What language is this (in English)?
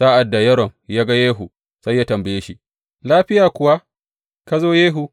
Hausa